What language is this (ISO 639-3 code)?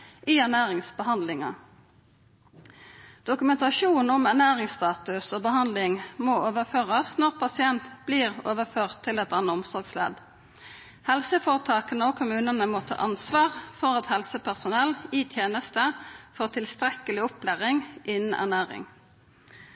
nno